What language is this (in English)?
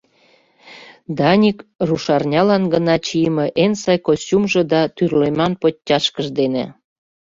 Mari